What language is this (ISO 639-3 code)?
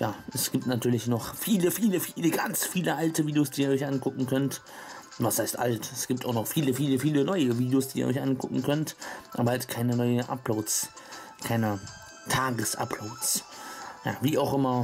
deu